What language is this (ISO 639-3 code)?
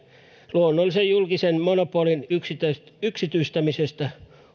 fin